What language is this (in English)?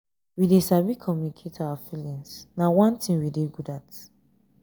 Nigerian Pidgin